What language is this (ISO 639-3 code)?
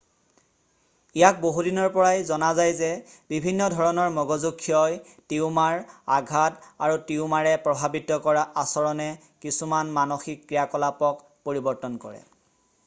asm